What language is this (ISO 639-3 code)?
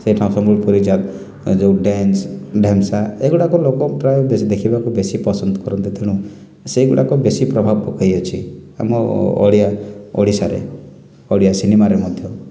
ori